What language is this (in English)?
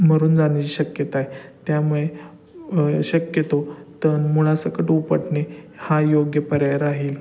Marathi